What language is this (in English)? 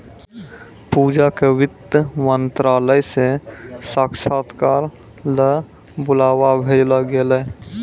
Maithili